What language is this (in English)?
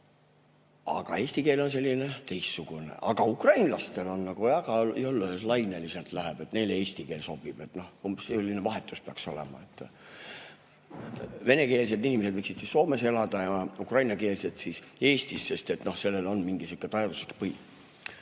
Estonian